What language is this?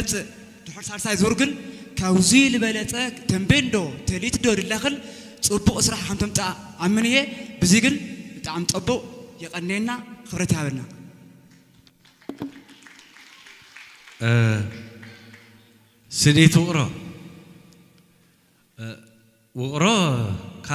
Arabic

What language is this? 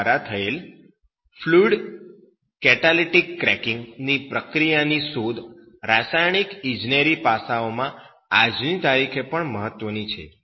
Gujarati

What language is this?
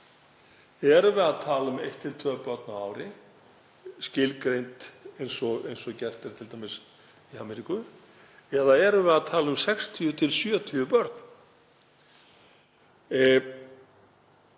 Icelandic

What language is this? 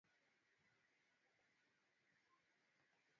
Swahili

